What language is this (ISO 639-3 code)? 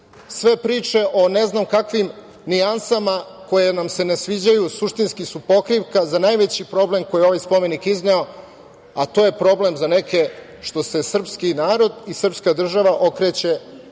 srp